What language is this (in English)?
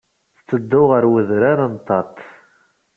Kabyle